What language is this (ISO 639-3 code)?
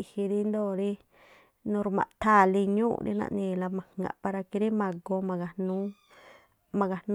tpl